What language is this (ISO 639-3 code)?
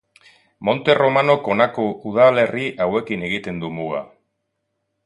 eus